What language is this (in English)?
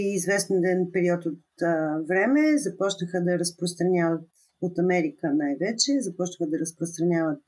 Bulgarian